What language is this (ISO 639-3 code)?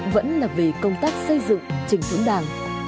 vie